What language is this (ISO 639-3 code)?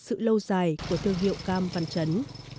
vie